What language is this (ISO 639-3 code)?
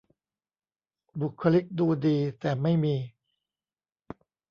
tha